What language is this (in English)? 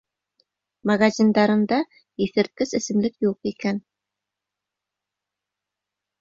Bashkir